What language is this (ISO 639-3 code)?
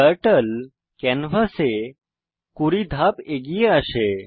ben